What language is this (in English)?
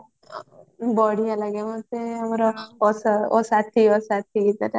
Odia